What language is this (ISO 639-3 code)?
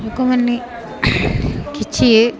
ori